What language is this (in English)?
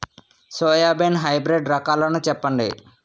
Telugu